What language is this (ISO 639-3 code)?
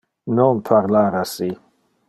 ina